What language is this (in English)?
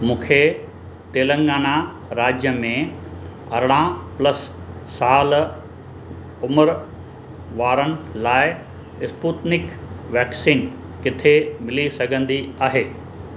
Sindhi